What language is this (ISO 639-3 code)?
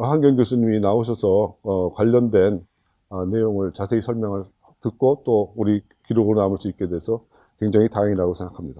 kor